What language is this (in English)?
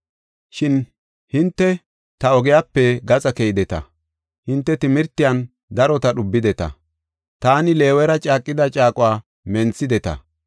Gofa